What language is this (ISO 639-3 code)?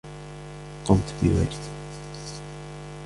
ara